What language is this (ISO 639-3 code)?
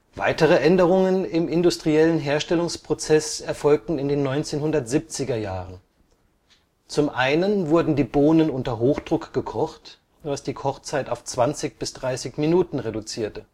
deu